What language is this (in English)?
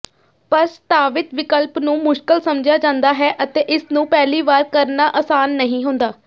Punjabi